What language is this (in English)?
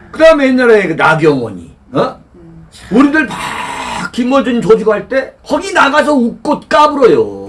Korean